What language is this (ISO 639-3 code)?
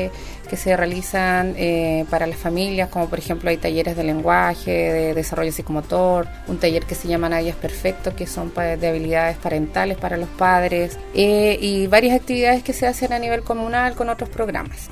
spa